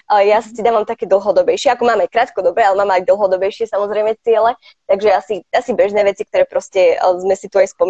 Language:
Slovak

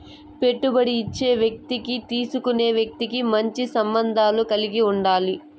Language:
Telugu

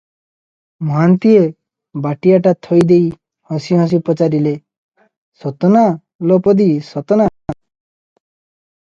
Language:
Odia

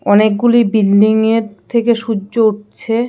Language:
Bangla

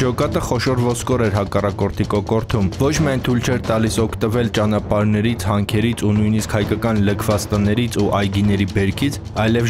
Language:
Romanian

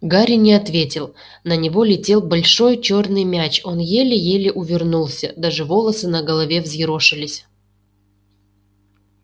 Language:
Russian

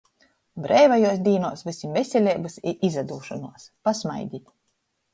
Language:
Latgalian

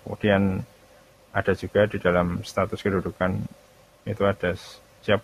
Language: Indonesian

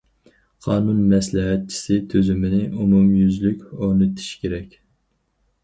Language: Uyghur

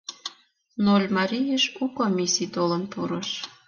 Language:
Mari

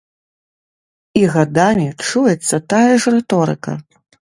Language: Belarusian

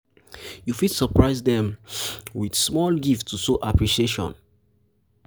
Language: Nigerian Pidgin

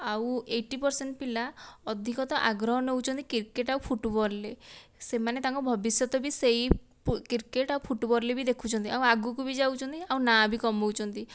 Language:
Odia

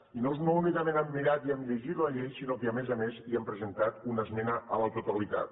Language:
Catalan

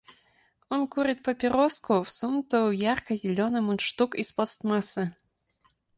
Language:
Russian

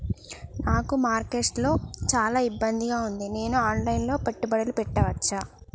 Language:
Telugu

